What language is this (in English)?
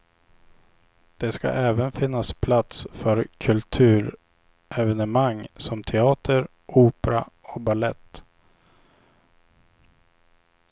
Swedish